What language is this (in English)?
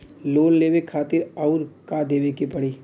Bhojpuri